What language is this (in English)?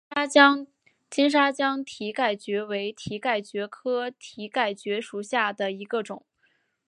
Chinese